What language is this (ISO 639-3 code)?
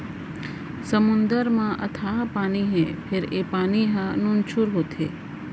hne